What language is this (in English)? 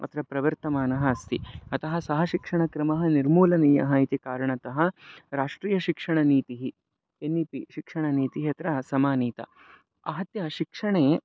Sanskrit